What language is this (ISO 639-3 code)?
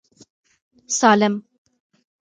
pus